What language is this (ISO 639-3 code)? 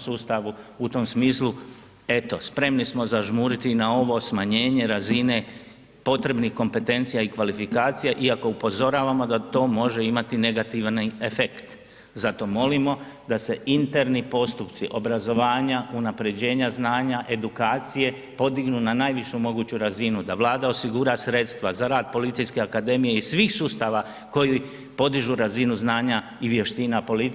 hrv